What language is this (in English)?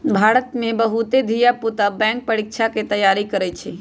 Magahi